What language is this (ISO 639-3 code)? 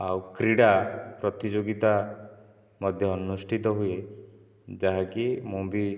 ori